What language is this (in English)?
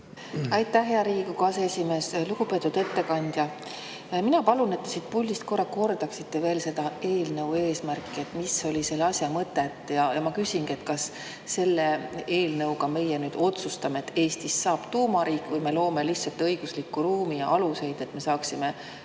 Estonian